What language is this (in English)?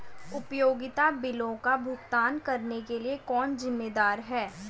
Hindi